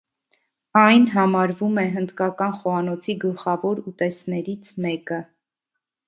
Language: Armenian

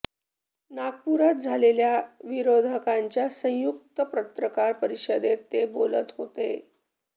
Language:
Marathi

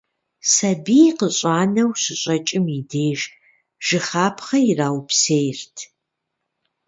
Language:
Kabardian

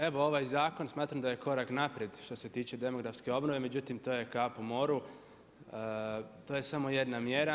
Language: Croatian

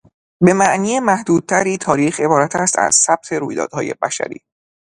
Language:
Persian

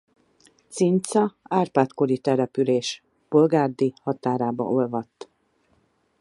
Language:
Hungarian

